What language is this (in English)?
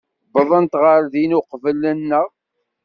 Kabyle